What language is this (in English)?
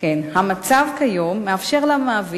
Hebrew